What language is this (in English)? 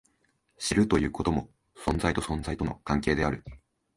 Japanese